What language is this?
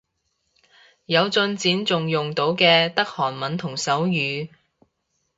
Cantonese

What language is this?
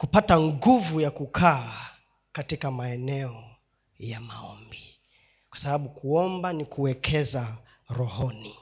Swahili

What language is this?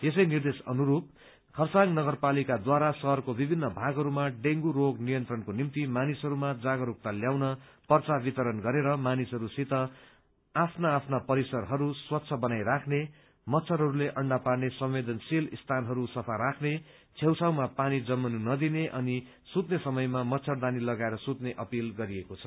Nepali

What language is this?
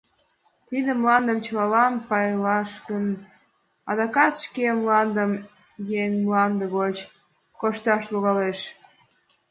Mari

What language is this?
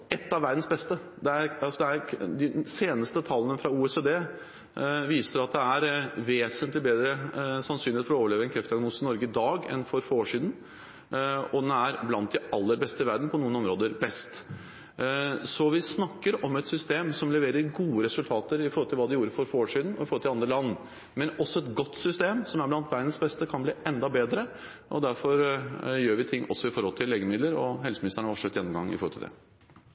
Norwegian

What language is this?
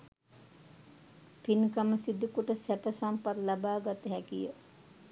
Sinhala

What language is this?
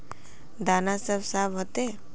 Magahi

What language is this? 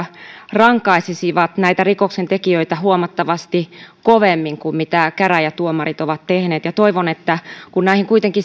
Finnish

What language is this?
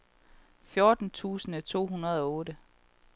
Danish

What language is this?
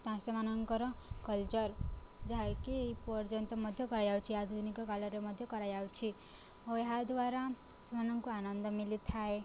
Odia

